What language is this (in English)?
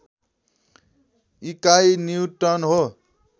Nepali